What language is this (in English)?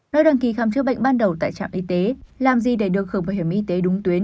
Vietnamese